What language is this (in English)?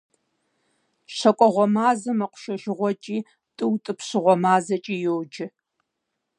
Kabardian